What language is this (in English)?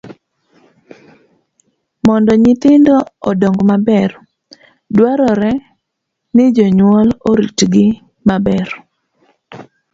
Luo (Kenya and Tanzania)